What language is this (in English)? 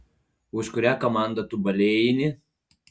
Lithuanian